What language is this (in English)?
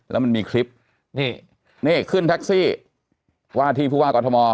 Thai